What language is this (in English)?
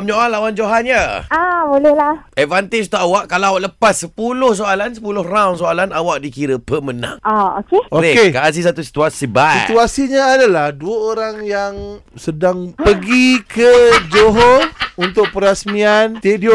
Malay